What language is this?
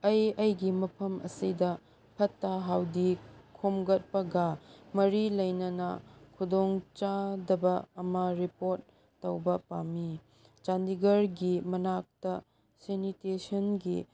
Manipuri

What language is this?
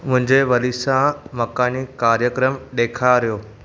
Sindhi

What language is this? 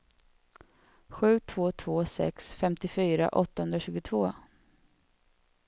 Swedish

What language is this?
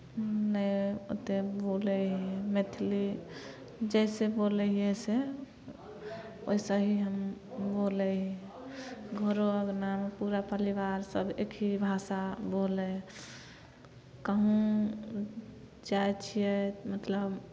Maithili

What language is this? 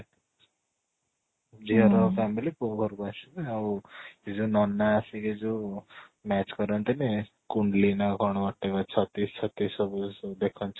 Odia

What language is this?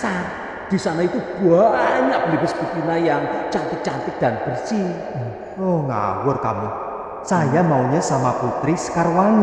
Indonesian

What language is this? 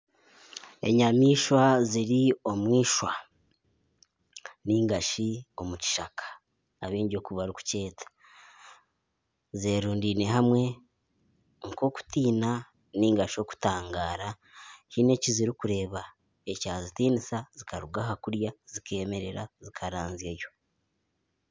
Nyankole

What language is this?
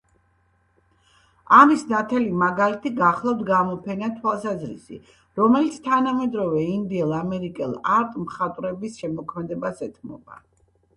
Georgian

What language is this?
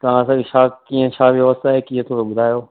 Sindhi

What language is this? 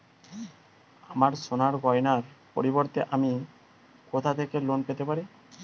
Bangla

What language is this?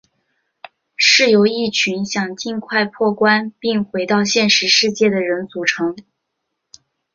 Chinese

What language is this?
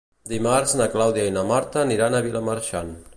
Catalan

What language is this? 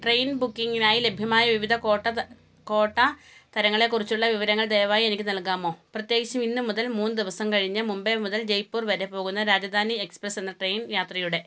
Malayalam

